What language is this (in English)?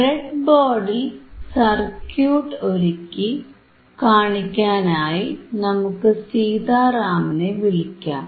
Malayalam